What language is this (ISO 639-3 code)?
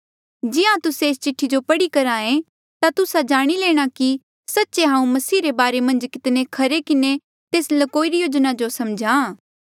mjl